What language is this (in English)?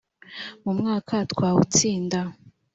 Kinyarwanda